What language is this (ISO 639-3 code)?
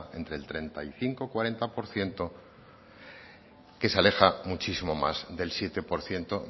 spa